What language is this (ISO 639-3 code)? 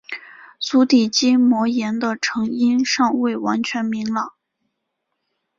zho